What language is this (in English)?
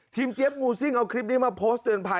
Thai